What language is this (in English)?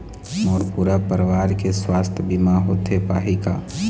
Chhattisgarhi